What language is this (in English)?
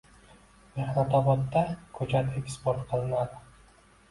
Uzbek